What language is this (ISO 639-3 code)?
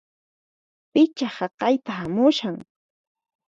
qxp